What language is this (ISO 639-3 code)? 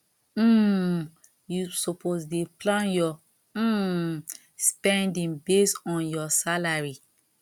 pcm